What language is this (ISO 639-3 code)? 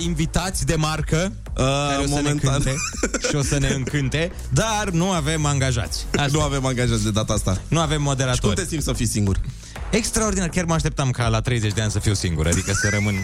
ron